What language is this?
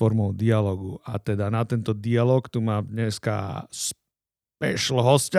Slovak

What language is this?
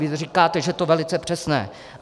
Czech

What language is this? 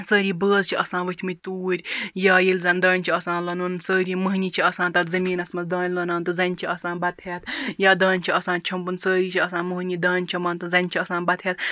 Kashmiri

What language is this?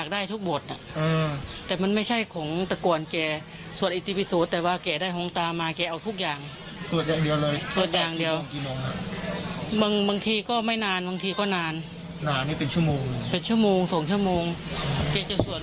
Thai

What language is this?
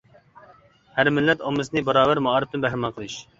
Uyghur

